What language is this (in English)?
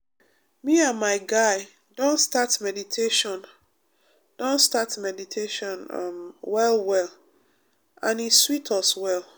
Nigerian Pidgin